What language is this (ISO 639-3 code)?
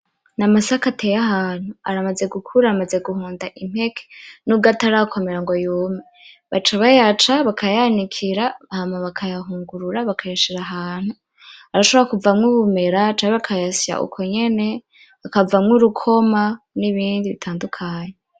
run